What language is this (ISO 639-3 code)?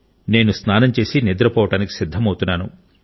tel